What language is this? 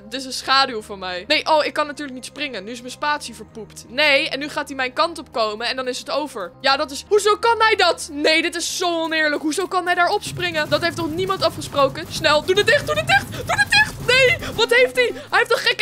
Dutch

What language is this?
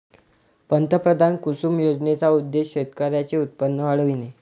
Marathi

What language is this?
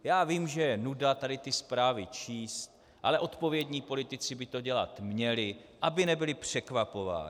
Czech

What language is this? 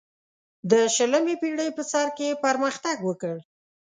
Pashto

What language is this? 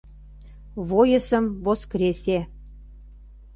Mari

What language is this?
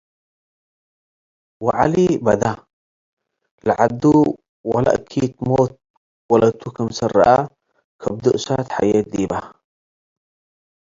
Tigre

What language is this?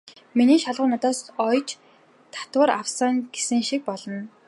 Mongolian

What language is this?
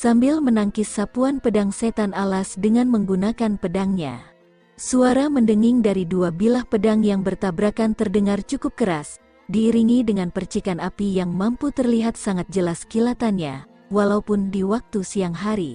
Indonesian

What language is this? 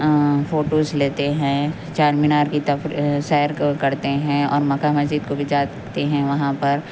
Urdu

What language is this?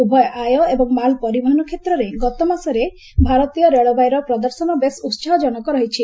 Odia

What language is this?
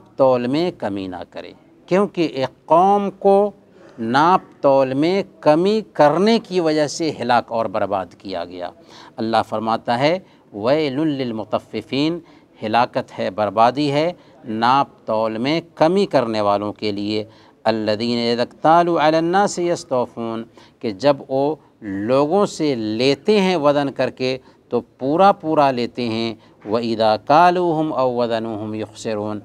Arabic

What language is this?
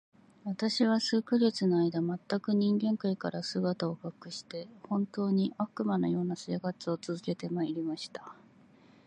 Japanese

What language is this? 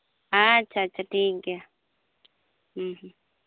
Santali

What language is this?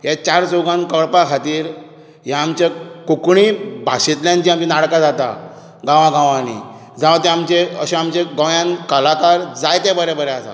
Konkani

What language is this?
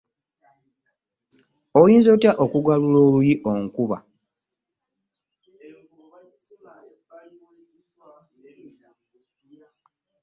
Ganda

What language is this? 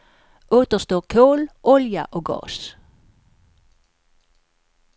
Swedish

